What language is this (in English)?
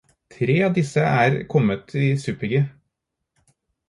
Norwegian Bokmål